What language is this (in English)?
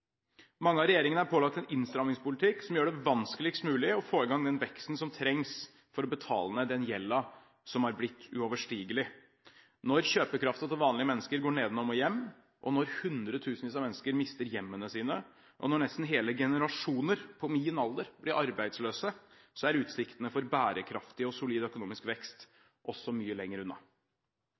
Norwegian Bokmål